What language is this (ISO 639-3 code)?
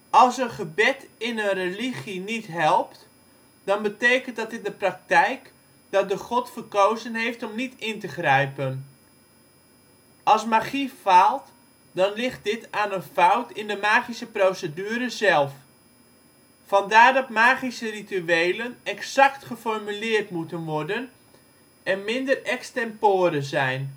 nld